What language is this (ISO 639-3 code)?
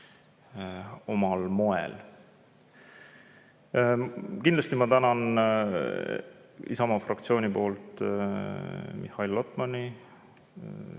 est